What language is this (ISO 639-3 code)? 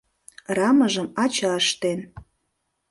chm